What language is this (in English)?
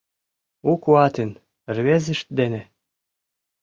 Mari